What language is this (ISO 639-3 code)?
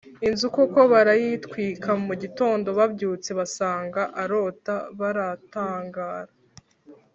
kin